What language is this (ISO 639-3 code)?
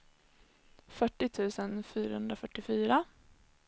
swe